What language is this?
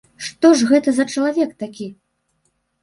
Belarusian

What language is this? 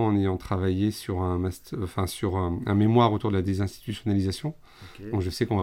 French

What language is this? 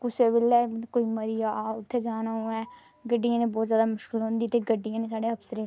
Dogri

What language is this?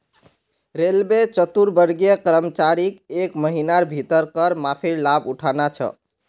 Magahi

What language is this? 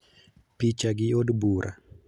Luo (Kenya and Tanzania)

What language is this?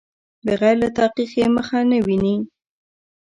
Pashto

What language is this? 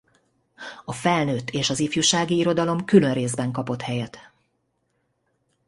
Hungarian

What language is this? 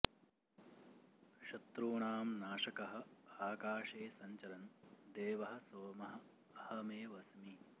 Sanskrit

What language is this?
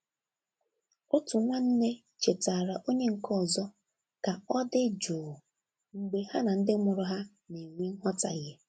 Igbo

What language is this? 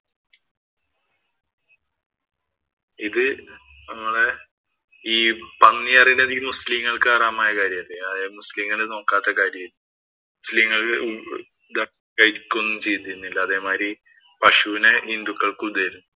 Malayalam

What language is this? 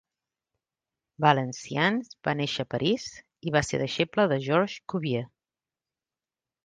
Catalan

